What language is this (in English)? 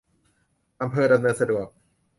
Thai